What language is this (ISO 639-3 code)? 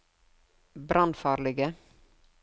nor